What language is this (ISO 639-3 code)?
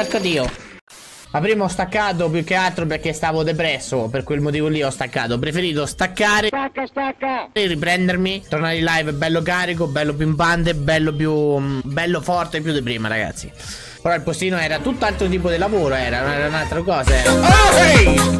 ita